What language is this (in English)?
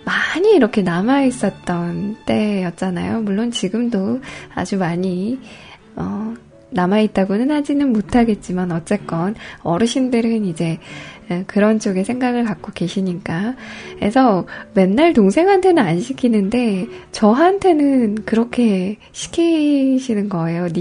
Korean